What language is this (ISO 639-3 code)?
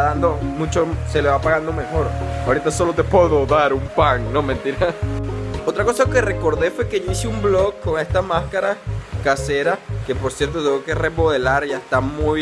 spa